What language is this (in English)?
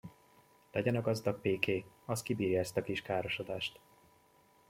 Hungarian